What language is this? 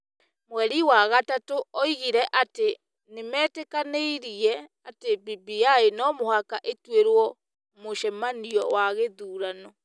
Kikuyu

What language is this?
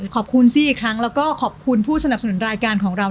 Thai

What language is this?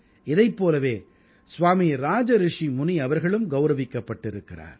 Tamil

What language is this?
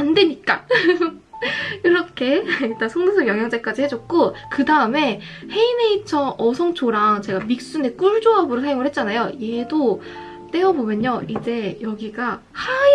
Korean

